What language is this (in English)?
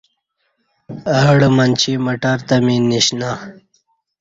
Kati